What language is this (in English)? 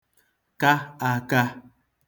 Igbo